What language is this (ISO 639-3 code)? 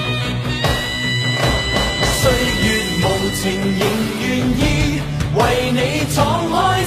zho